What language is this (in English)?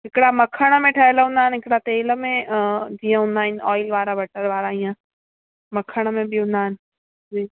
Sindhi